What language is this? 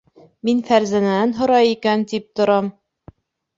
Bashkir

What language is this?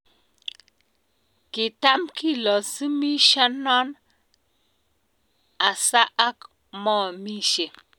Kalenjin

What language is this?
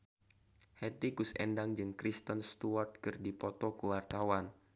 Sundanese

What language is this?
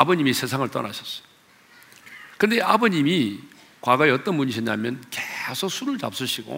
Korean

